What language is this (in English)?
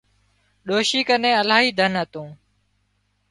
Wadiyara Koli